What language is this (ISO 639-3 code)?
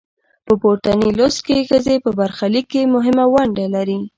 pus